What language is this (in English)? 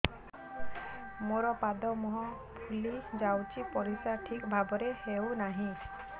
Odia